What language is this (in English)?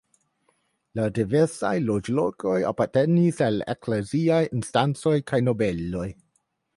Esperanto